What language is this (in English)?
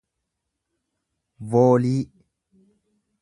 Oromo